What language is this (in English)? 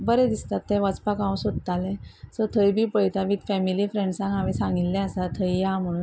Konkani